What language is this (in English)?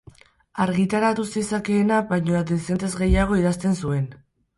Basque